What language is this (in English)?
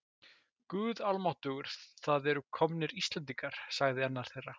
Icelandic